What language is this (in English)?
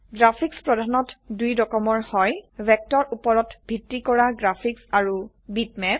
Assamese